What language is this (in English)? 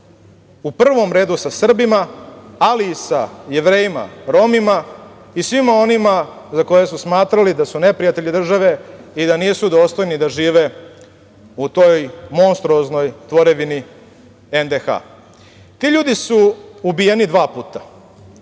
Serbian